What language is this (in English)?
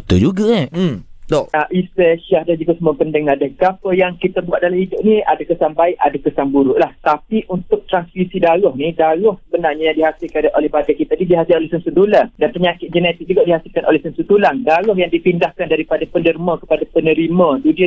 Malay